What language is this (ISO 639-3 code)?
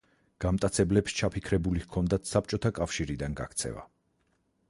kat